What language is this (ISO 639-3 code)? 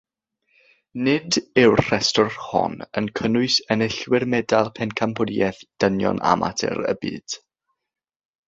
cym